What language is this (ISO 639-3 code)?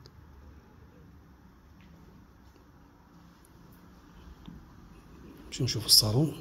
ara